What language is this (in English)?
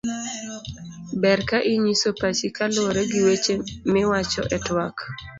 Luo (Kenya and Tanzania)